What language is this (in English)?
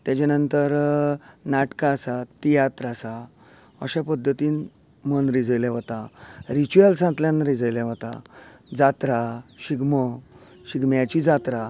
Konkani